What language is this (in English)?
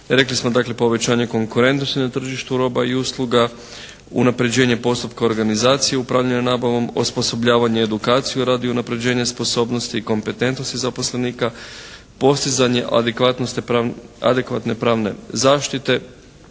Croatian